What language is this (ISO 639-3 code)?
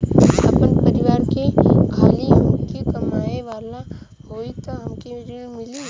bho